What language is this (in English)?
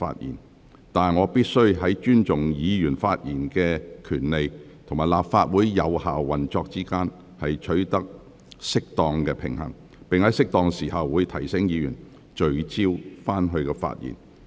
Cantonese